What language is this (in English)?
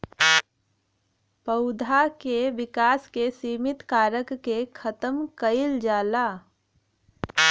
Bhojpuri